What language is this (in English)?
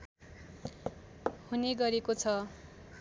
Nepali